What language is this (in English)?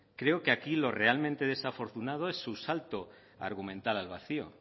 Spanish